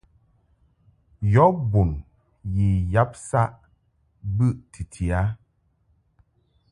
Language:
Mungaka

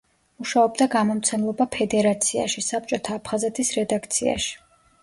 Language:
Georgian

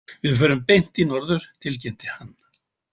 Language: Icelandic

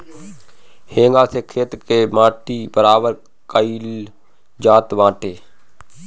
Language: Bhojpuri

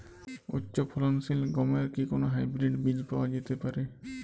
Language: Bangla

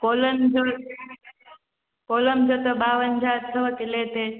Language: Sindhi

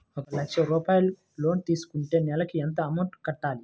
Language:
Telugu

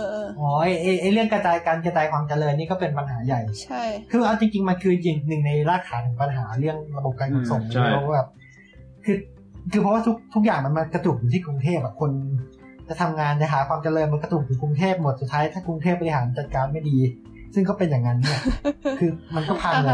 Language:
Thai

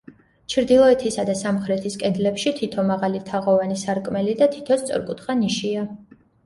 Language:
Georgian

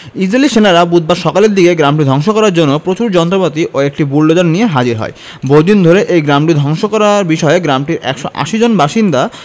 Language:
Bangla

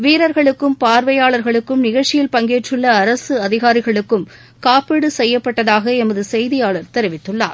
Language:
Tamil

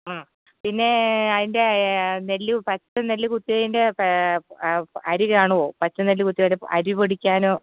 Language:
Malayalam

